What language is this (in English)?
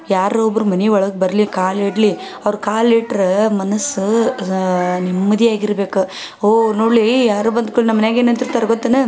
Kannada